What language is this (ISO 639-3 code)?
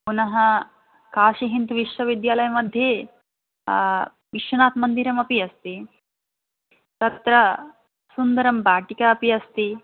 san